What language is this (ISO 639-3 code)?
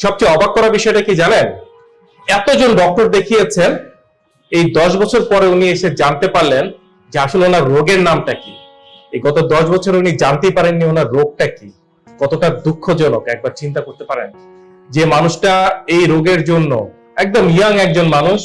tur